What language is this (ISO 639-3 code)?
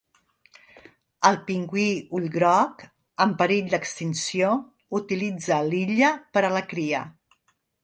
cat